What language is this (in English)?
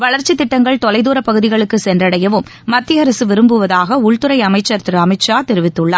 Tamil